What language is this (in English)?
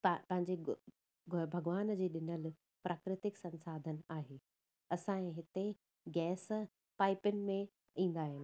Sindhi